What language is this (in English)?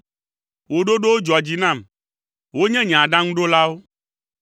Ewe